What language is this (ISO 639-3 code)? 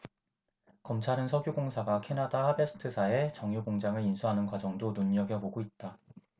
kor